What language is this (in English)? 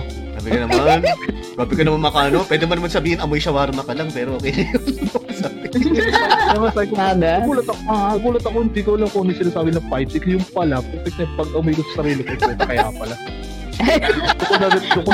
Filipino